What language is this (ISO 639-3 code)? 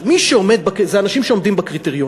heb